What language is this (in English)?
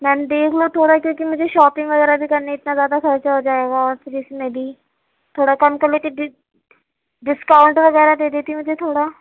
Urdu